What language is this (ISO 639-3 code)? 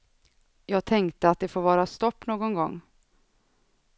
swe